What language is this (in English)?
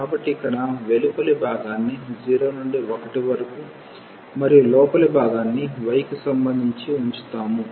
Telugu